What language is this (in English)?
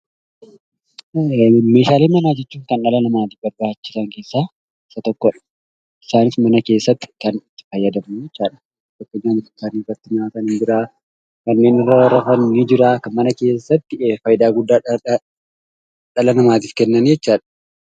Oromo